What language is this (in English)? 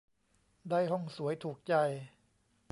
Thai